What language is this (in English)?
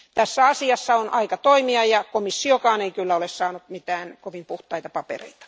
Finnish